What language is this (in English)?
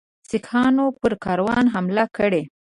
Pashto